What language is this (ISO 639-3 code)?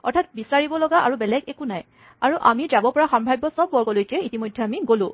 asm